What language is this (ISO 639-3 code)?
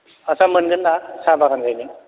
brx